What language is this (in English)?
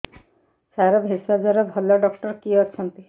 Odia